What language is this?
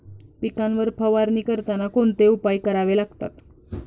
Marathi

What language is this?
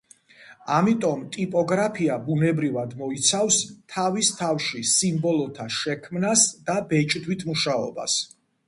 Georgian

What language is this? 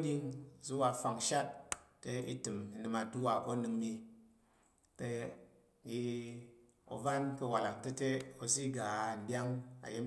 Tarok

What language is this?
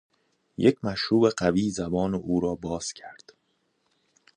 Persian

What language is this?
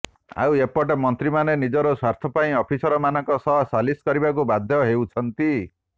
Odia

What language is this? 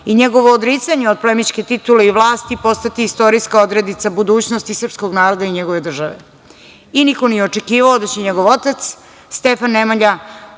Serbian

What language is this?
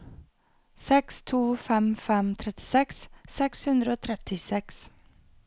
Norwegian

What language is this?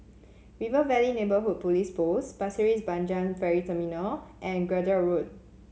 English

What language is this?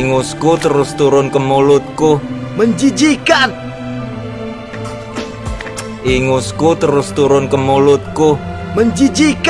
Indonesian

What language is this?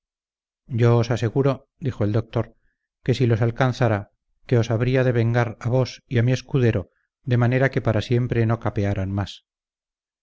Spanish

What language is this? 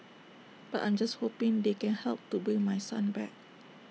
English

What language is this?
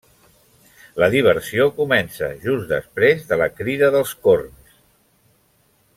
Catalan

